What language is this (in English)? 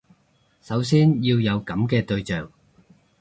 Cantonese